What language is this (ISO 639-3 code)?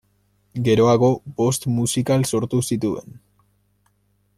eus